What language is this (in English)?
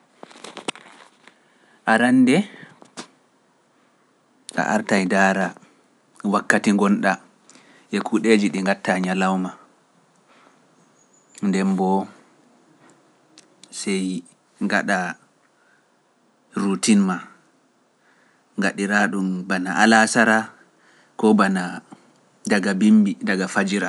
Pular